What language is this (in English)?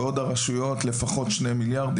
Hebrew